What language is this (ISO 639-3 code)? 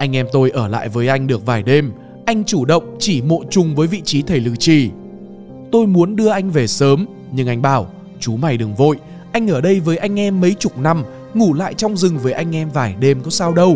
vie